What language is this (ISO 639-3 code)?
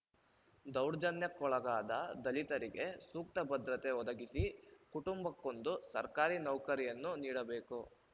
kan